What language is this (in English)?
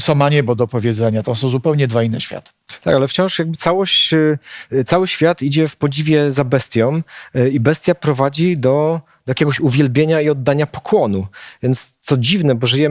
Polish